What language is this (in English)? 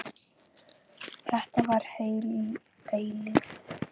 Icelandic